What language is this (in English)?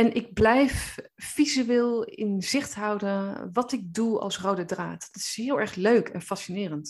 Dutch